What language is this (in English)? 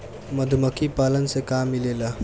Bhojpuri